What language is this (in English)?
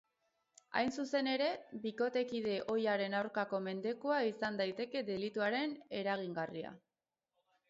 Basque